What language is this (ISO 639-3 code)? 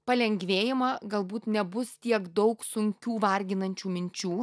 lit